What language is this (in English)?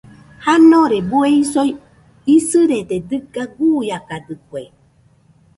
Nüpode Huitoto